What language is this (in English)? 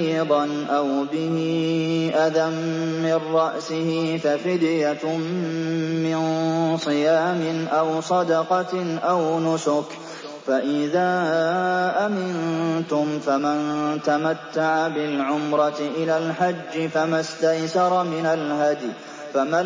Arabic